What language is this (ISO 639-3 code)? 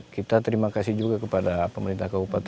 ind